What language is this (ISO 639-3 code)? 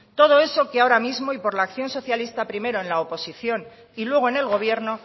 spa